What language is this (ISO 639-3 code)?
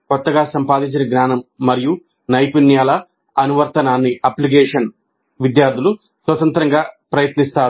tel